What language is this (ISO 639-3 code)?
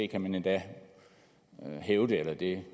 dan